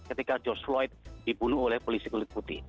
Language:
Indonesian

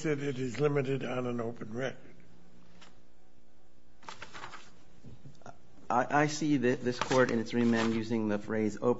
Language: English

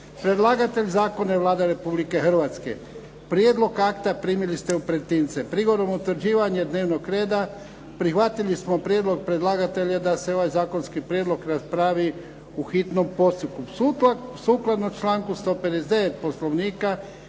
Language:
Croatian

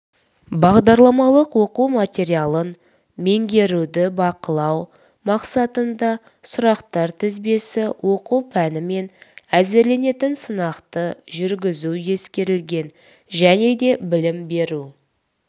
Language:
Kazakh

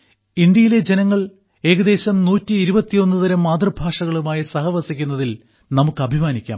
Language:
Malayalam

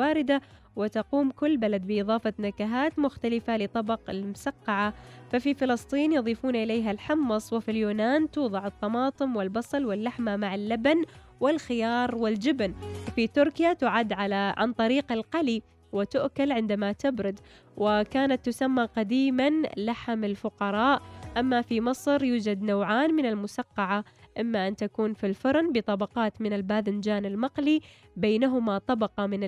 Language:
Arabic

